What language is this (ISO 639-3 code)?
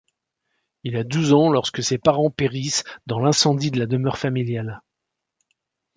fra